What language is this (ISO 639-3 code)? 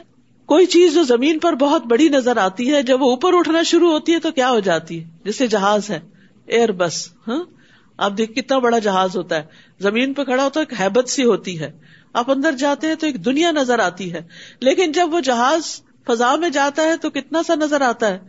urd